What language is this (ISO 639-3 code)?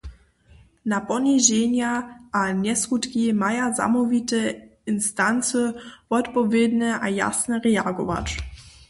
hsb